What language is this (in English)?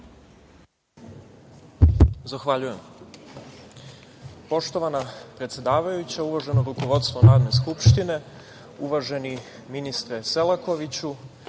Serbian